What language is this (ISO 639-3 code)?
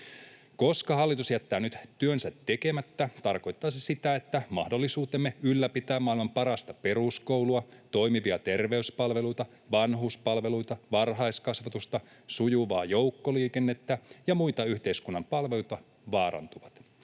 fin